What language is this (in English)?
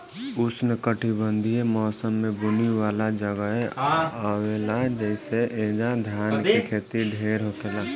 Bhojpuri